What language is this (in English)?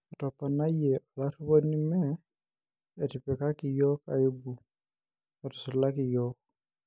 Masai